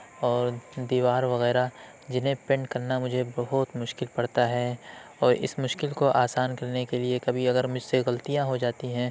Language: Urdu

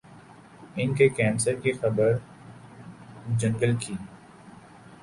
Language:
Urdu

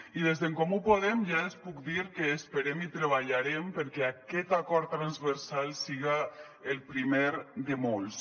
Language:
Catalan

